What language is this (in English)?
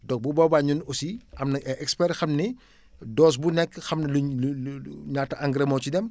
Wolof